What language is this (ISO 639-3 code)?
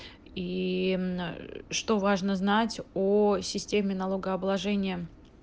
rus